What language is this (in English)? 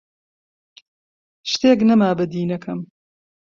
Central Kurdish